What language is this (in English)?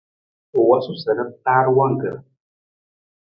Nawdm